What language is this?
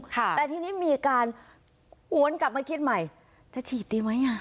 Thai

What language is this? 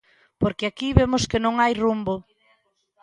Galician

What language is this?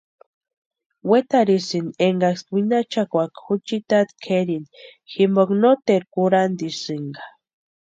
Western Highland Purepecha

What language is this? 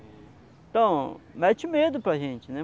Portuguese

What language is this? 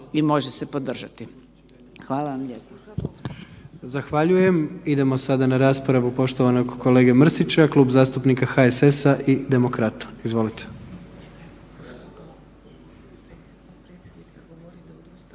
Croatian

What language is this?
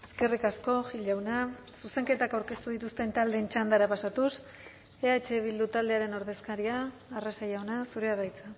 Basque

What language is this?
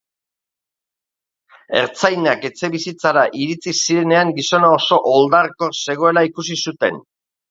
Basque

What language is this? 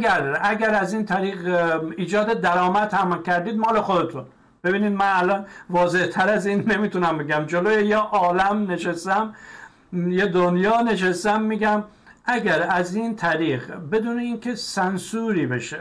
Persian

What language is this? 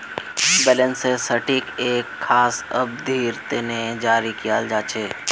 Magahi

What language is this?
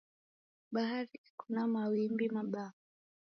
Taita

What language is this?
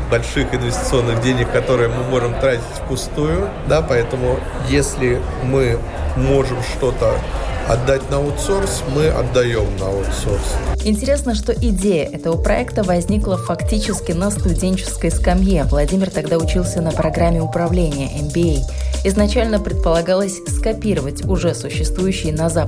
Russian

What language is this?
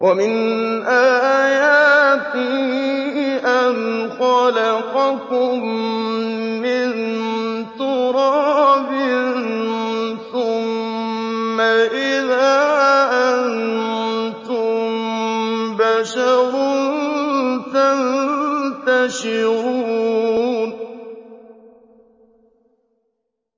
Arabic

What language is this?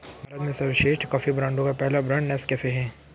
Hindi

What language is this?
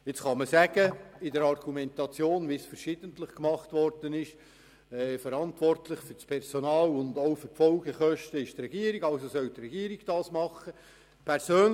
Swiss German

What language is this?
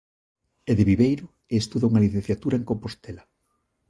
Galician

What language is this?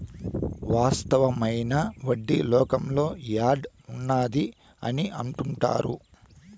Telugu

